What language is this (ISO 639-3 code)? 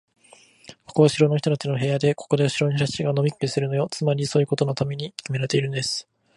jpn